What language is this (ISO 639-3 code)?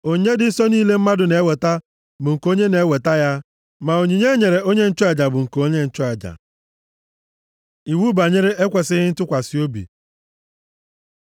ibo